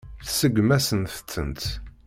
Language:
Kabyle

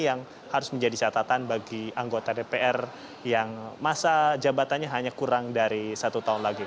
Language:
Indonesian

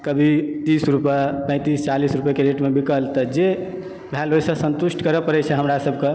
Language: Maithili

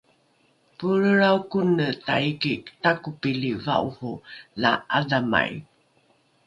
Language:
Rukai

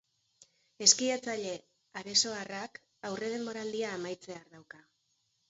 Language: Basque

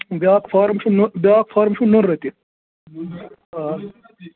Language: Kashmiri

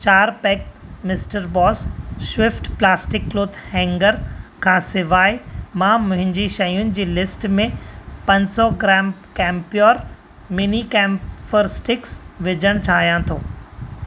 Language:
Sindhi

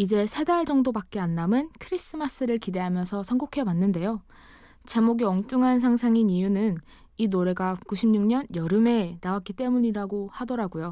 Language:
Korean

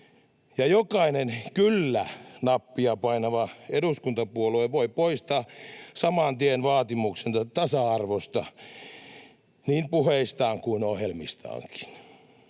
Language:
Finnish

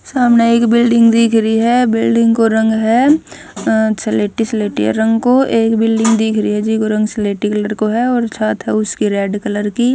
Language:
Haryanvi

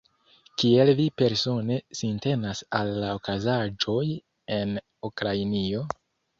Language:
Esperanto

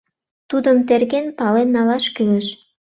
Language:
Mari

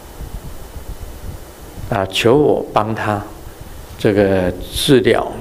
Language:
Chinese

